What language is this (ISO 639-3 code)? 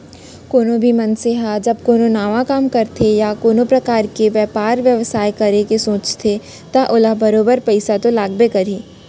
hne